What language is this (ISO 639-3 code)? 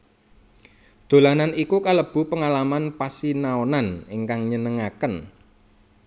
jav